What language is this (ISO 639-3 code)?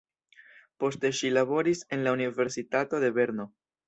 epo